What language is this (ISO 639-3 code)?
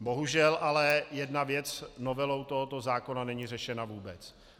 ces